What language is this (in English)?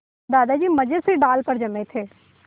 Hindi